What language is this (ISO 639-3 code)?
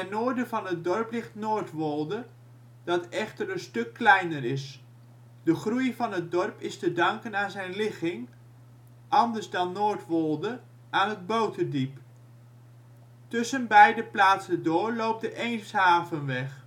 nld